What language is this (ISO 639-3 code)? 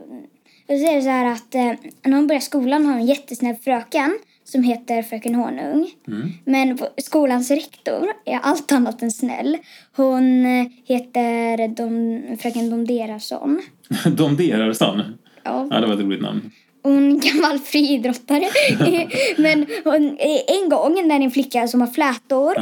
swe